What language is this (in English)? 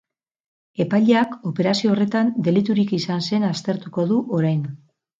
Basque